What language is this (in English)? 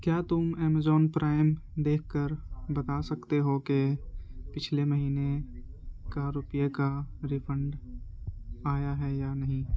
Urdu